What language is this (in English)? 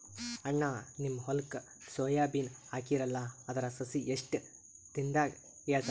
Kannada